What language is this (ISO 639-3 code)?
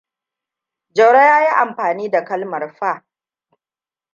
hau